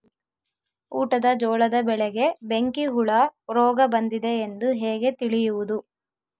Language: Kannada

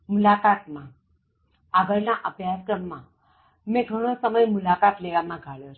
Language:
Gujarati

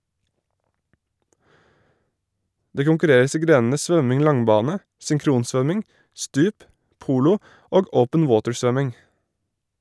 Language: Norwegian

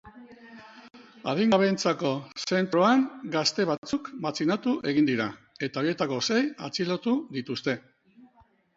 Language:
Basque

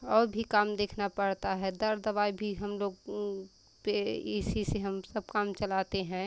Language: Hindi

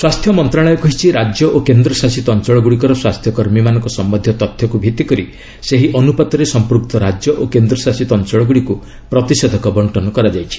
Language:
Odia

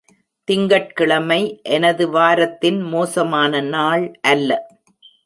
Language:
Tamil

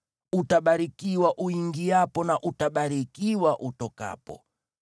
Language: Swahili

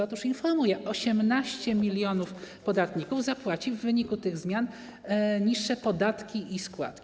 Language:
Polish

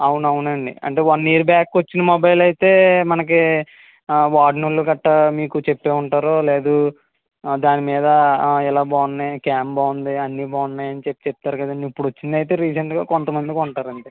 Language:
Telugu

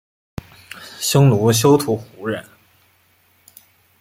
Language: Chinese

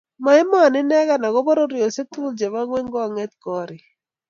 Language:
Kalenjin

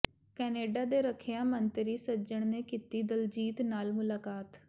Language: Punjabi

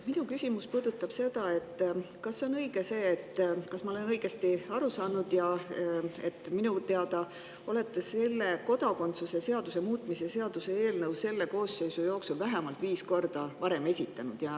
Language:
Estonian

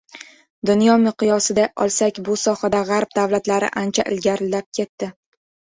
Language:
Uzbek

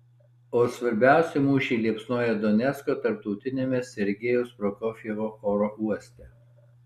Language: Lithuanian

